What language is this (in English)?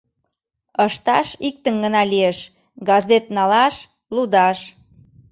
Mari